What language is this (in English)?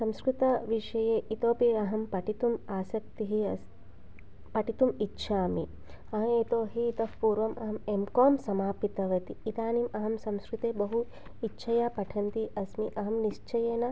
Sanskrit